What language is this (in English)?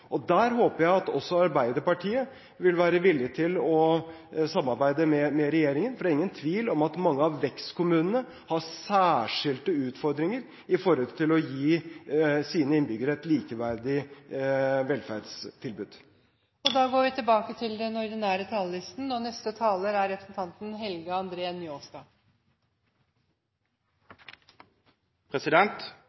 Norwegian